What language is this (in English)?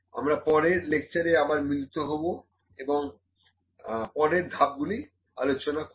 Bangla